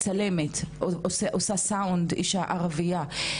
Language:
Hebrew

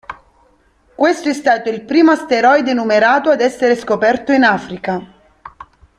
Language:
Italian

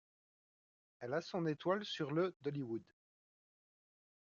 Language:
French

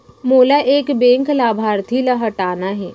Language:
Chhattisgarhi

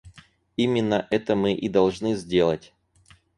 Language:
Russian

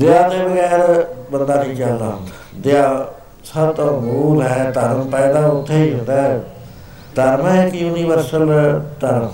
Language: Punjabi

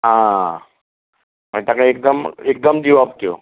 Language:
Konkani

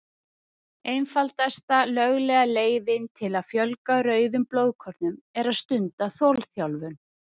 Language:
Icelandic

